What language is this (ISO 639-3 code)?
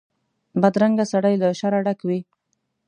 pus